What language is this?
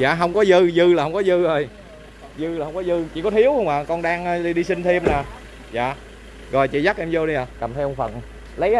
Vietnamese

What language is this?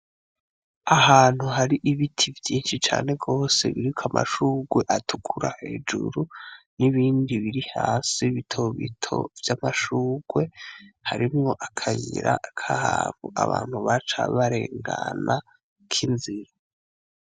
Rundi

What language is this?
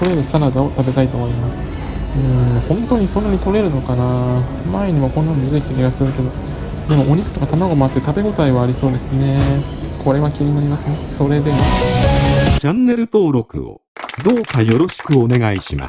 Japanese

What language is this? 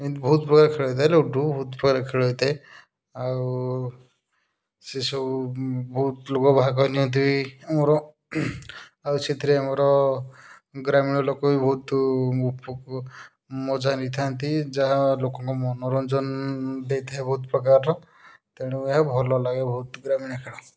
Odia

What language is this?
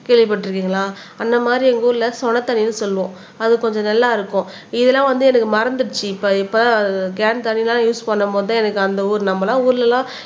Tamil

